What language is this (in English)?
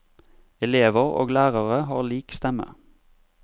Norwegian